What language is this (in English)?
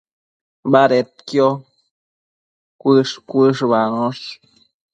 Matsés